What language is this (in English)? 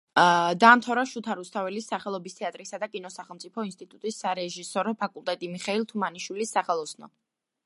Georgian